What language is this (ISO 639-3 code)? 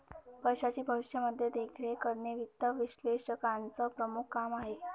mar